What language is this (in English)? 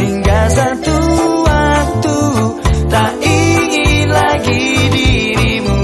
Indonesian